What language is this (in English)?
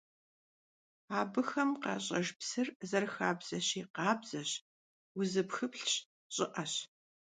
Kabardian